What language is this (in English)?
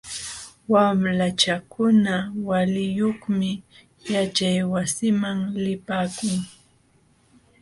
Jauja Wanca Quechua